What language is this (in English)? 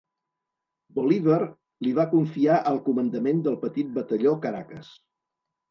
Catalan